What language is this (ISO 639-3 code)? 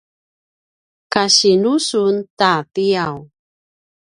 pwn